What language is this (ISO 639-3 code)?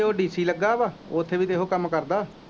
pan